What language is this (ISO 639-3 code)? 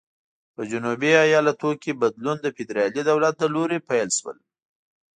pus